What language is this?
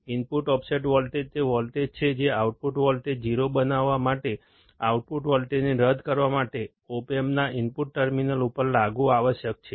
Gujarati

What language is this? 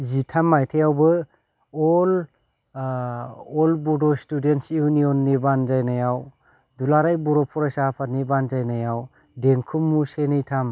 Bodo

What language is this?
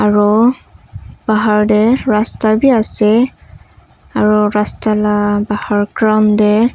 Naga Pidgin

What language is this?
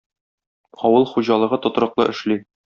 Tatar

